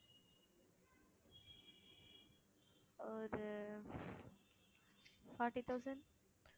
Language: Tamil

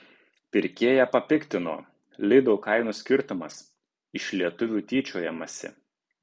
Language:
Lithuanian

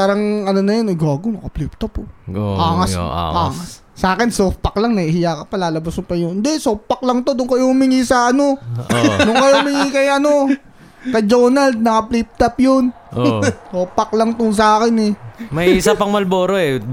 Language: Filipino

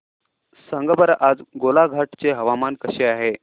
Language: Marathi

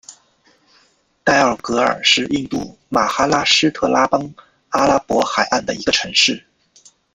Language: Chinese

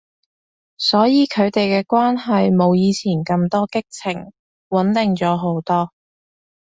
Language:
Cantonese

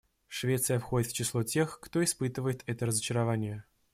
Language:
Russian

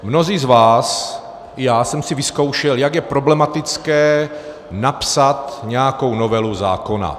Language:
Czech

